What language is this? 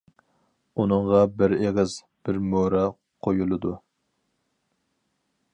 Uyghur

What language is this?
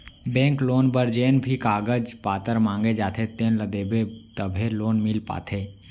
Chhattisgarhi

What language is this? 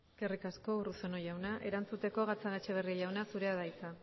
Basque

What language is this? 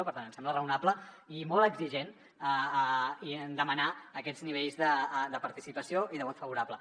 Catalan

